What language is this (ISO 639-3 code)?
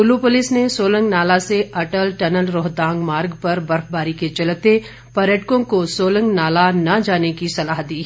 hin